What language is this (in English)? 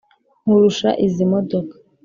Kinyarwanda